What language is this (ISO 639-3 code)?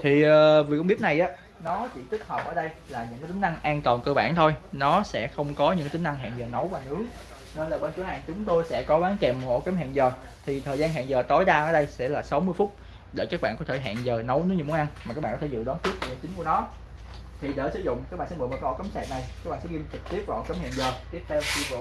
vie